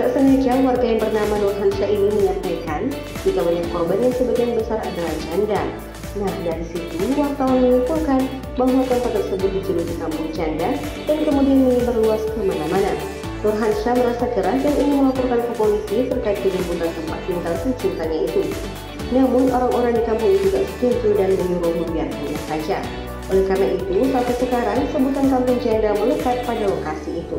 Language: Indonesian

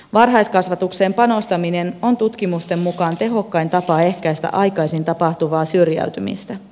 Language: Finnish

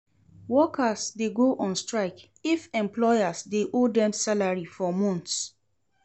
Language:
Nigerian Pidgin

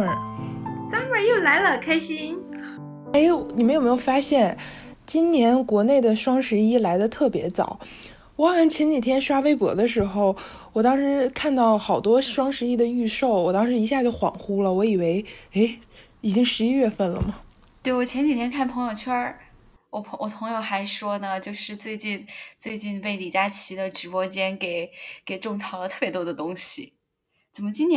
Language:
Chinese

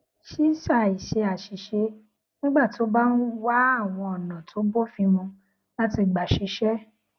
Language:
Yoruba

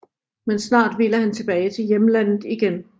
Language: Danish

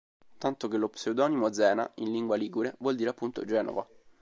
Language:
Italian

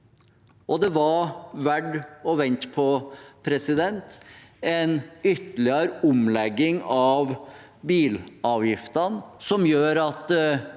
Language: Norwegian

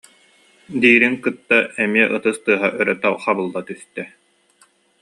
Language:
Yakut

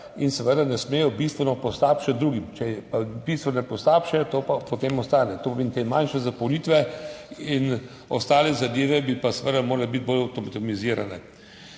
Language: Slovenian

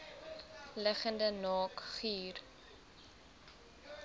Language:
Afrikaans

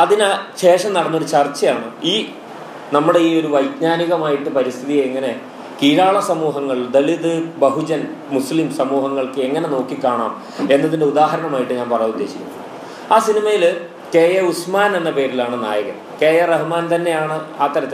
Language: Malayalam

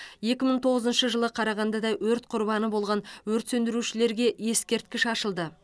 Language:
Kazakh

